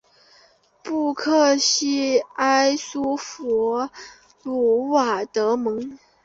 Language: Chinese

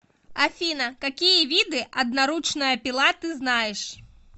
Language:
Russian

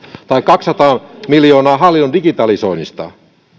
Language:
Finnish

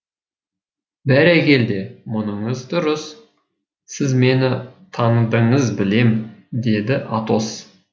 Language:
Kazakh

